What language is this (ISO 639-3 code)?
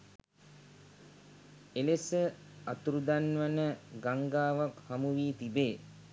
sin